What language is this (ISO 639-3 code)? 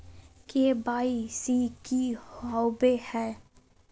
mag